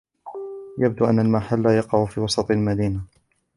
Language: Arabic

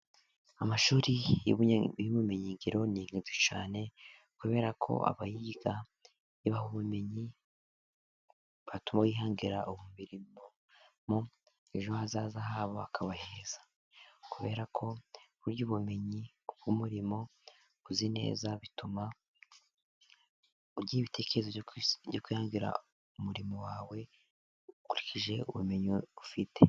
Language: Kinyarwanda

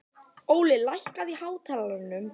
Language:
Icelandic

